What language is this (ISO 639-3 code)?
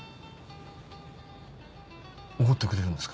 jpn